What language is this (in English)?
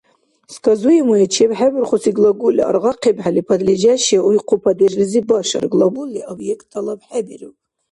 Dargwa